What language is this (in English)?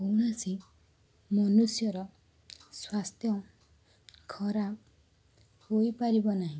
Odia